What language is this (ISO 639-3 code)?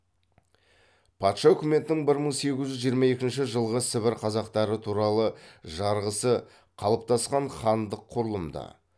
kaz